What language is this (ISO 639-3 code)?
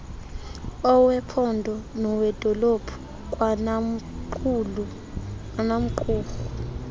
xho